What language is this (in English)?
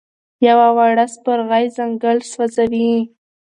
Pashto